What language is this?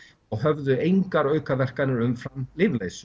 Icelandic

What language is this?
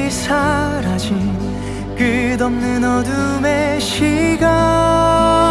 Korean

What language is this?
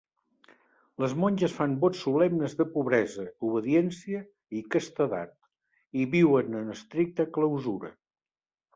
Catalan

